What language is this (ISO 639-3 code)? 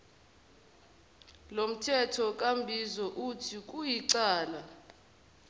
zul